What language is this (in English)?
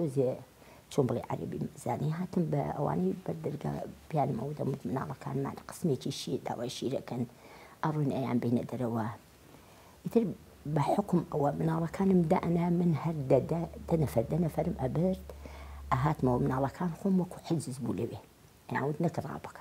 Arabic